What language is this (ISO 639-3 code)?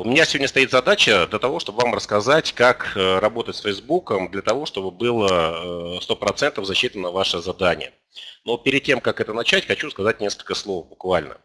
rus